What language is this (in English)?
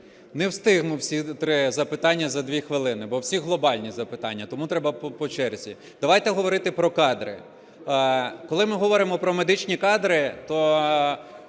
Ukrainian